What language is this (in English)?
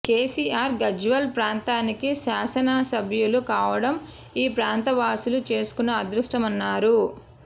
Telugu